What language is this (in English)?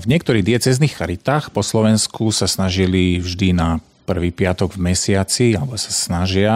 Slovak